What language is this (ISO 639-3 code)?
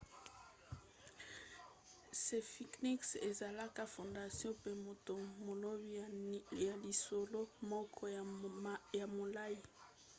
lin